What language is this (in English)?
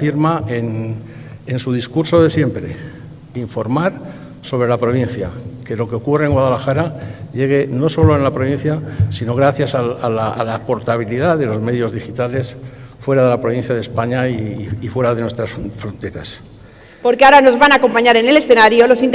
Spanish